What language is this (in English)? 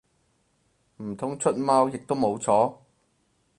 Cantonese